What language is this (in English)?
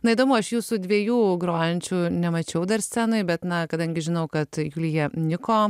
Lithuanian